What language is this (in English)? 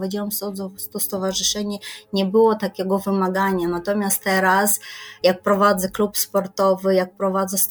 Polish